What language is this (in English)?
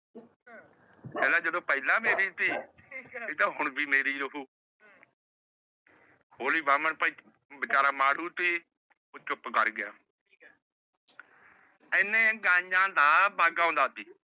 Punjabi